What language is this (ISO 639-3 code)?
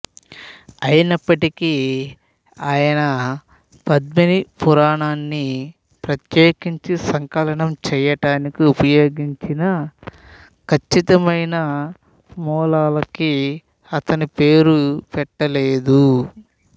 tel